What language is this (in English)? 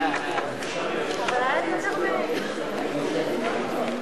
Hebrew